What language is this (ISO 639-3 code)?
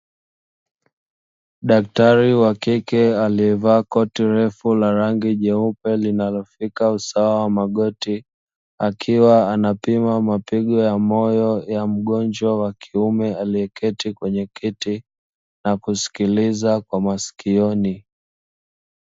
swa